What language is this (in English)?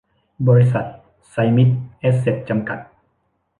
Thai